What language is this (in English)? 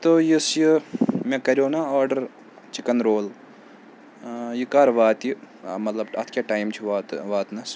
Kashmiri